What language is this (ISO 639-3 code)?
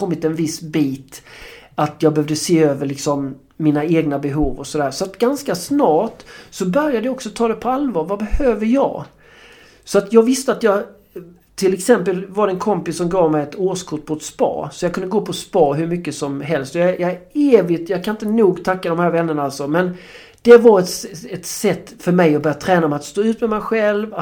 swe